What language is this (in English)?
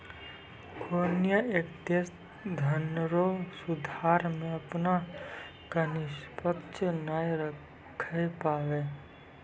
Maithili